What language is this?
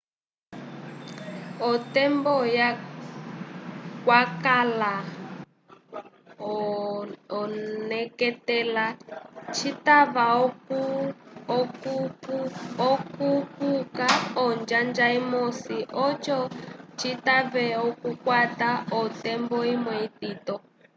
Umbundu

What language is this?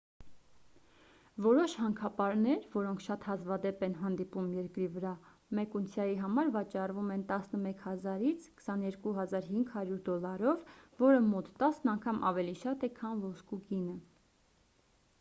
Armenian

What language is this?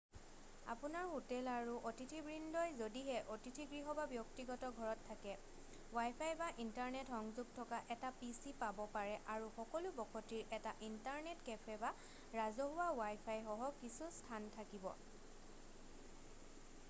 Assamese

